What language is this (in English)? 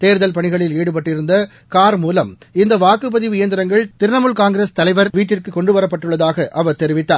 Tamil